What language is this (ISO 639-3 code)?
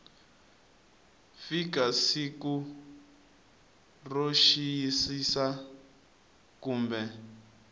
tso